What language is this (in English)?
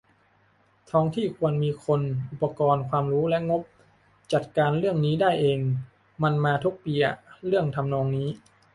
Thai